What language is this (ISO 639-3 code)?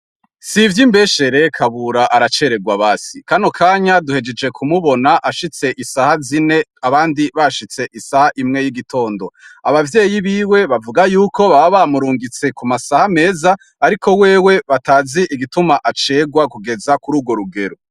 run